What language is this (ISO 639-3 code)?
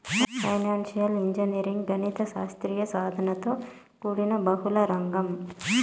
tel